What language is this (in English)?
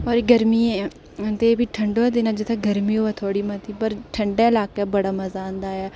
Dogri